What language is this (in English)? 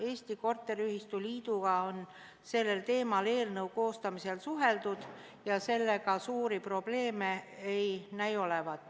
Estonian